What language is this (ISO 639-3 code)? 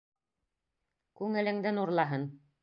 bak